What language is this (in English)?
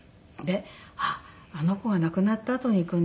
Japanese